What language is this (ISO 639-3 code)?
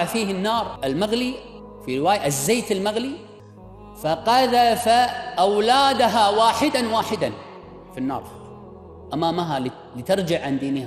ara